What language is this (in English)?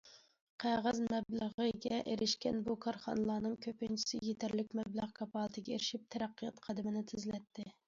Uyghur